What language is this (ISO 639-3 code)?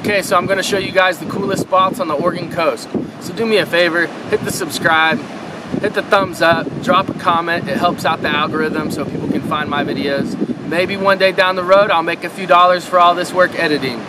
eng